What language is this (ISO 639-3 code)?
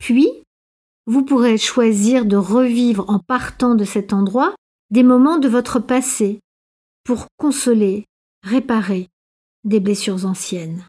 fra